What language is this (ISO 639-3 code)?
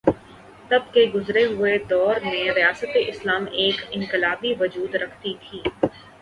urd